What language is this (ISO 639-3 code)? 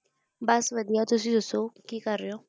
pan